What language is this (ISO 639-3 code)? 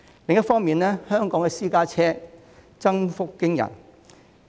yue